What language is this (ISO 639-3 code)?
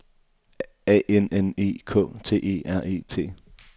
dan